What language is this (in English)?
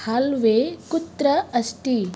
Sanskrit